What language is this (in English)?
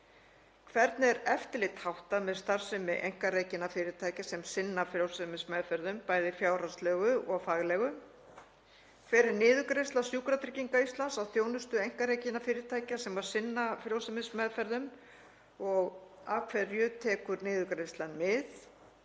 Icelandic